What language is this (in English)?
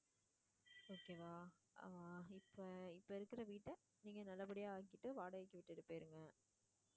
Tamil